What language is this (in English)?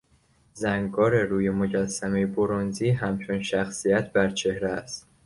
Persian